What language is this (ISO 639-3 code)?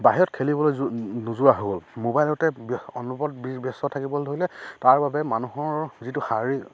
asm